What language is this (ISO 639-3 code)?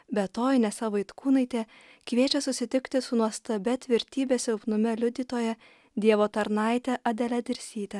lit